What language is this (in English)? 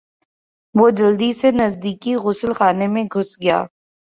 Urdu